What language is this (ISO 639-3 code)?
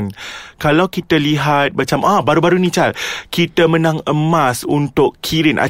msa